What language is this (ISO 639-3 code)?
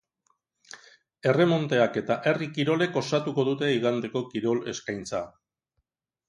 eus